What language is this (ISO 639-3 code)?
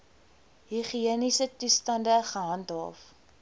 afr